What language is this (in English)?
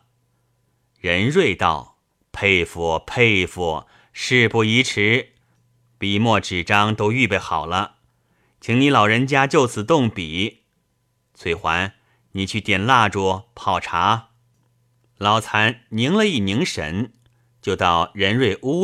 Chinese